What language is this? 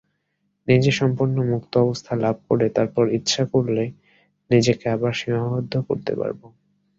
Bangla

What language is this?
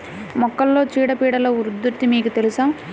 Telugu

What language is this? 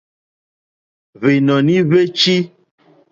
Mokpwe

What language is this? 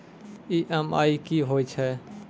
Maithili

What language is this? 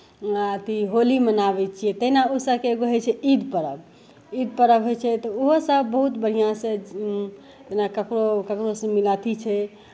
Maithili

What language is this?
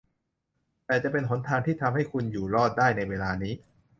Thai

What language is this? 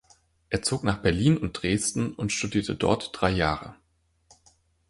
German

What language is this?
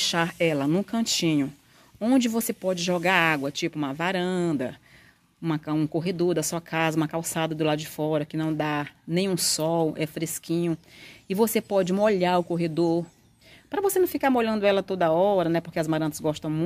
Portuguese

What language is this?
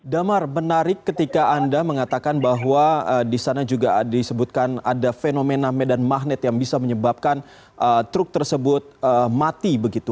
Indonesian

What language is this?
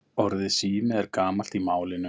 Icelandic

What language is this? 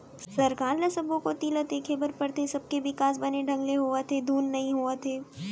Chhattisgarhi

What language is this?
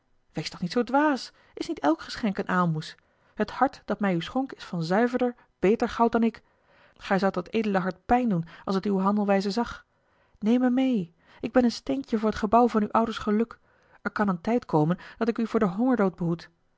Dutch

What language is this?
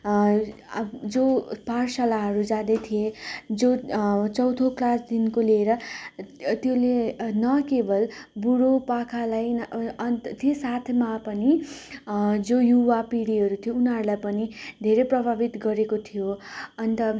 Nepali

